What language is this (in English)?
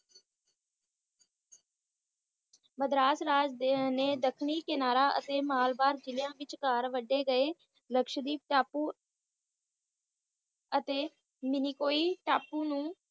Punjabi